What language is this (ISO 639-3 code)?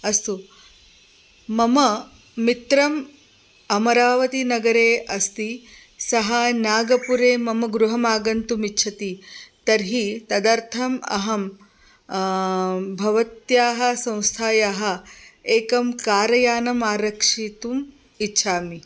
san